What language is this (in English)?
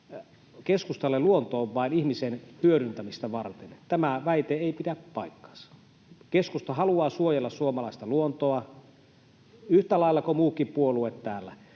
Finnish